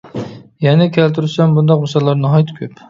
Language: Uyghur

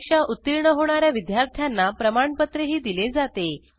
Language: Marathi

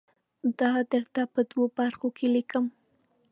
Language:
Pashto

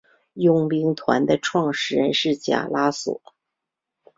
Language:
Chinese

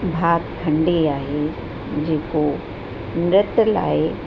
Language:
Sindhi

